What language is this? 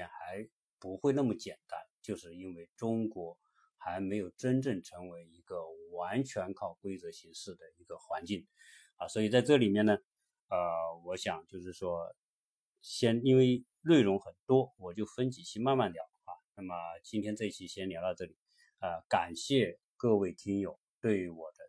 Chinese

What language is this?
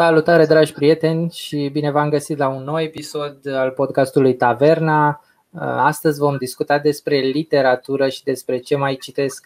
Romanian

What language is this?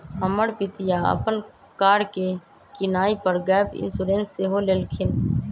Magahi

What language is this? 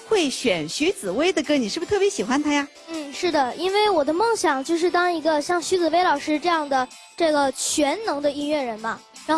Chinese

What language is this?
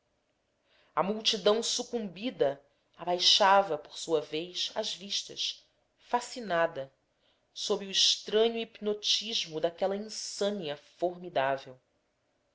Portuguese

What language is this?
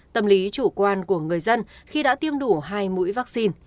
Vietnamese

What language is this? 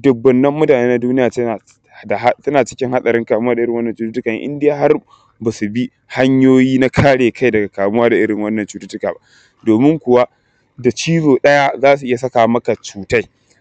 Hausa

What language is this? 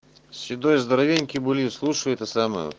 Russian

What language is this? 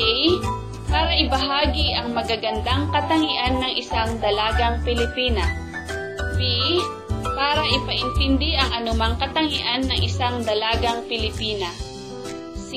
Filipino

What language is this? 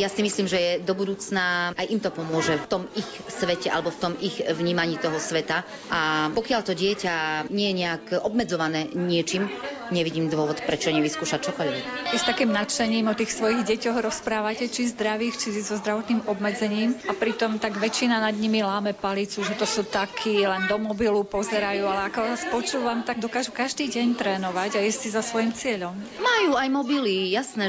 Slovak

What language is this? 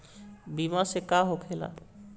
Bhojpuri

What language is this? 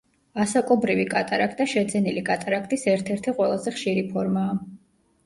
Georgian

